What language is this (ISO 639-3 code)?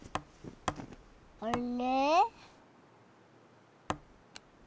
jpn